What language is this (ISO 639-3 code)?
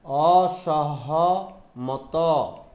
ori